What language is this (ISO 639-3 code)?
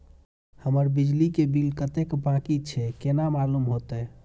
mai